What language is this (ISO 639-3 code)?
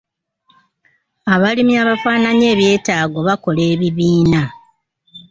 lug